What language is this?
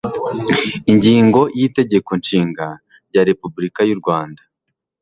Kinyarwanda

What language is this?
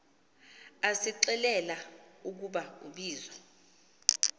Xhosa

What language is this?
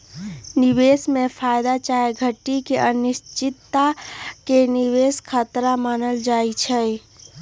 Magahi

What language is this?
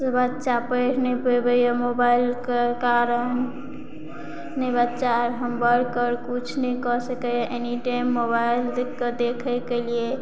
Maithili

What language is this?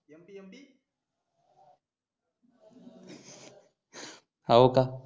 Marathi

